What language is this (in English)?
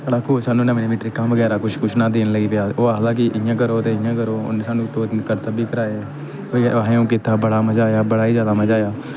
Dogri